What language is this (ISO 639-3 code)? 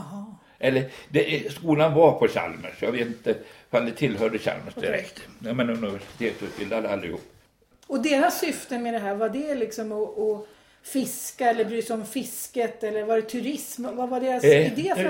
swe